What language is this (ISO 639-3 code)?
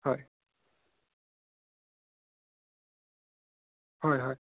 asm